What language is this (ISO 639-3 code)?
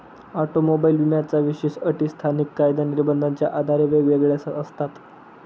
mar